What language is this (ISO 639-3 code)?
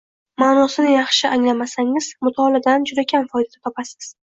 uzb